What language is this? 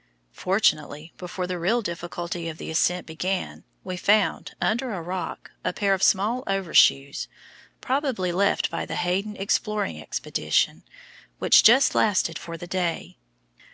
English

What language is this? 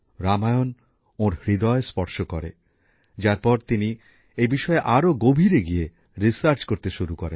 Bangla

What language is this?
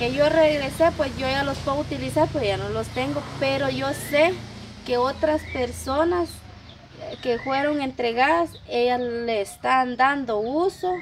Spanish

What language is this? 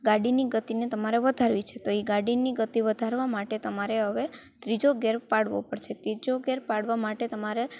Gujarati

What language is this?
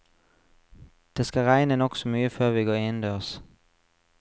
Norwegian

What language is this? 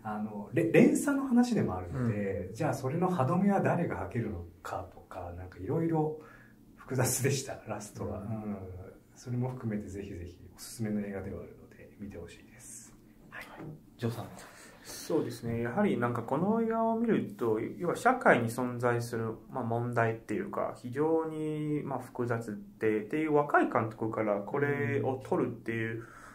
Japanese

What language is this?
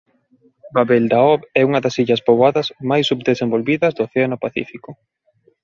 Galician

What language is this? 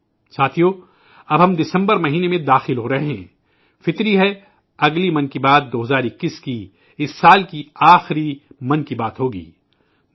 Urdu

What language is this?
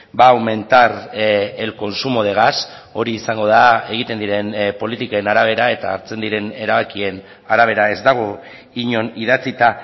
Basque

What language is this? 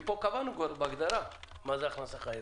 Hebrew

